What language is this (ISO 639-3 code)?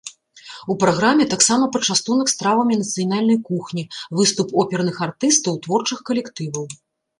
bel